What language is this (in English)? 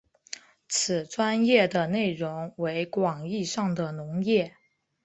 Chinese